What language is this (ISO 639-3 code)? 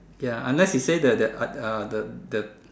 eng